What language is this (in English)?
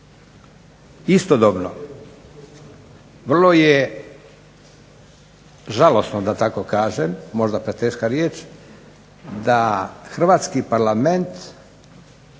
Croatian